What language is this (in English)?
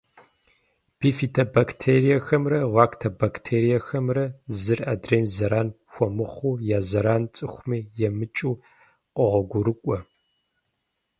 Kabardian